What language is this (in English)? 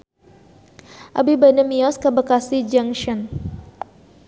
Sundanese